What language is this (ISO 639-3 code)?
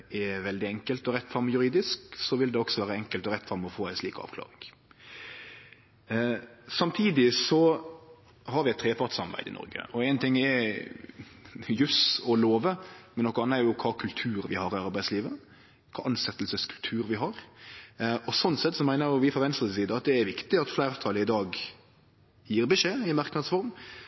nno